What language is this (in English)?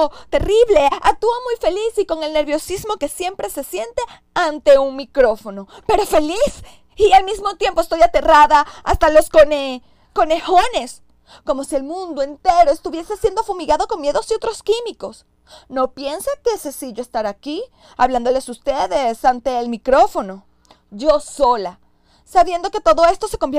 Spanish